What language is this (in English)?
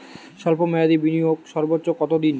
Bangla